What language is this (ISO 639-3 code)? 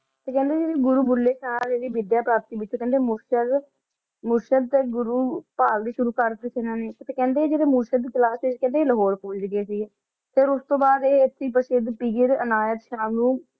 pan